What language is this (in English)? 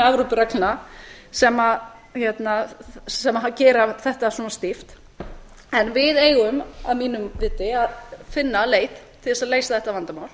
Icelandic